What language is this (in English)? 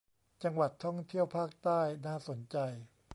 Thai